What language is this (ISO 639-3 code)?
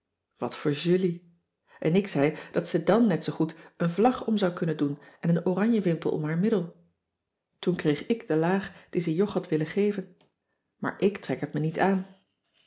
nld